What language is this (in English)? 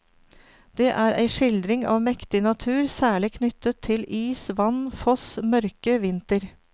Norwegian